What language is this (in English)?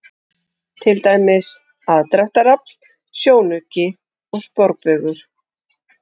Icelandic